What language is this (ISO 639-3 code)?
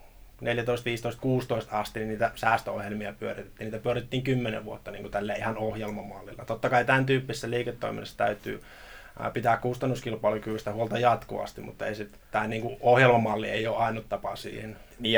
fin